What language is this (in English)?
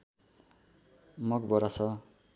Nepali